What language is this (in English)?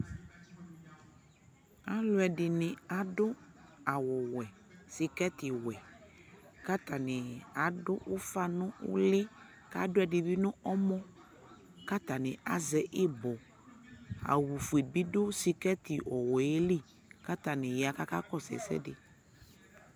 Ikposo